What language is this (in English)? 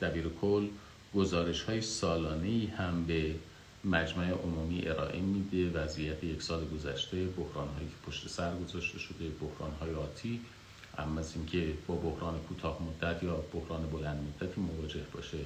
Persian